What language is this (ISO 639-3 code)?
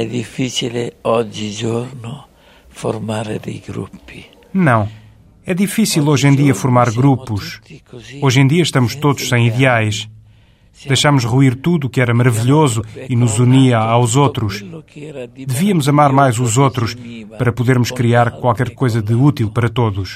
por